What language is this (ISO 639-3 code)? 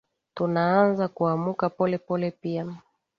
swa